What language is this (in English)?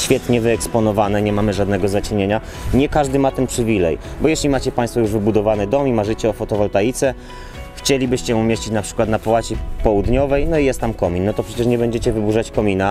Polish